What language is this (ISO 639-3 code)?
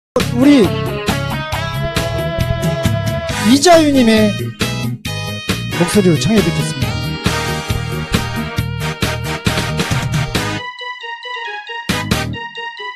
kor